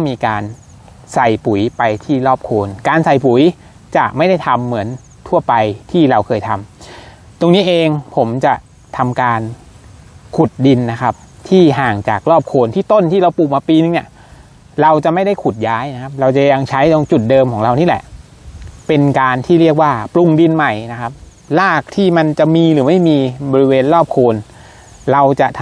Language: Thai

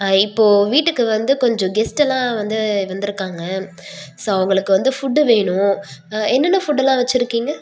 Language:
Tamil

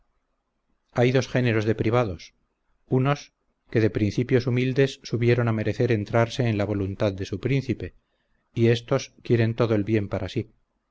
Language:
Spanish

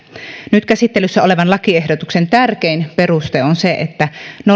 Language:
Finnish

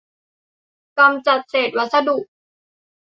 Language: Thai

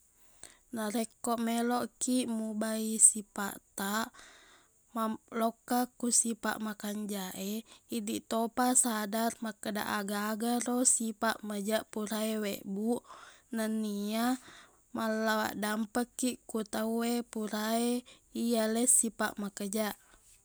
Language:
Buginese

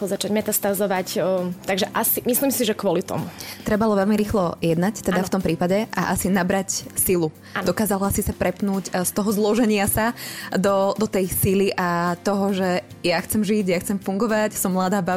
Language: Slovak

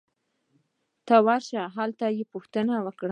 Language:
Pashto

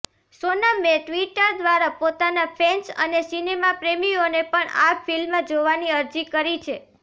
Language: Gujarati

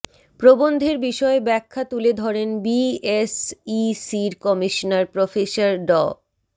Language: Bangla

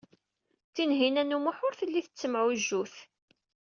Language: Kabyle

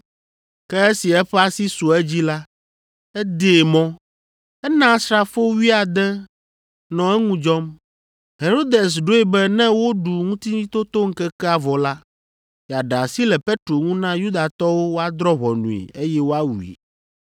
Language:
Ewe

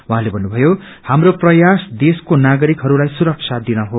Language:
Nepali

